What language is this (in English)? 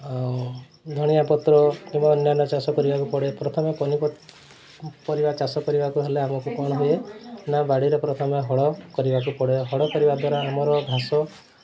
Odia